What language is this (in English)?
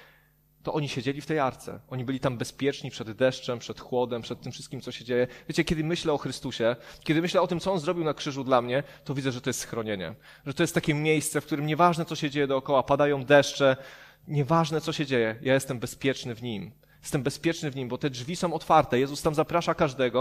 Polish